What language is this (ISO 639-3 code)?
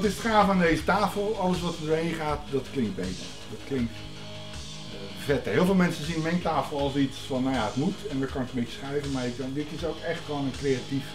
nld